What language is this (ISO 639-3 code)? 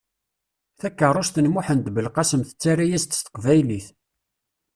kab